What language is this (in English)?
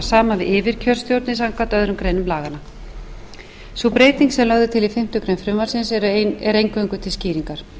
Icelandic